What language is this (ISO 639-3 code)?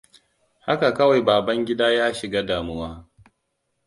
hau